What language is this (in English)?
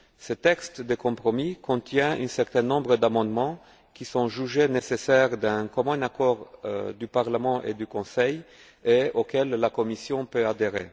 French